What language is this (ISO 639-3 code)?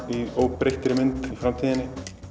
isl